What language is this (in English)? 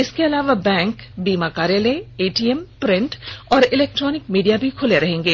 Hindi